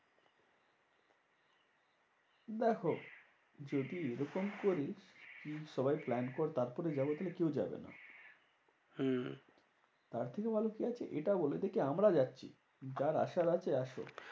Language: Bangla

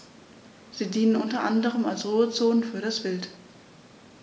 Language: German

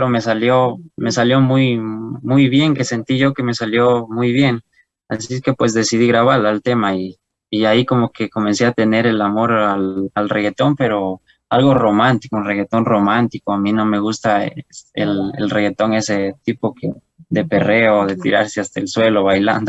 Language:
Spanish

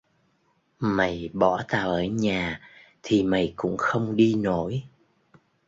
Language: Vietnamese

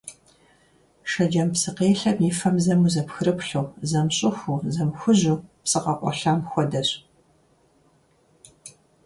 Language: Kabardian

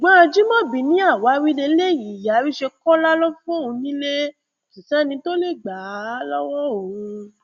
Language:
Yoruba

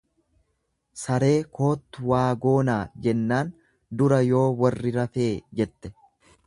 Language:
Oromo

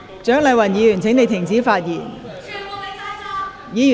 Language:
Cantonese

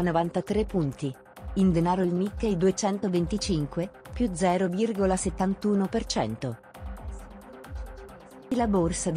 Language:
Italian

